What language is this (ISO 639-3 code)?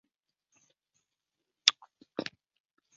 zho